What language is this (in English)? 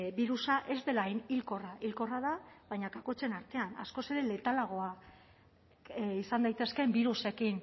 Basque